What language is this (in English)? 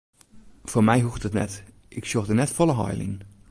Western Frisian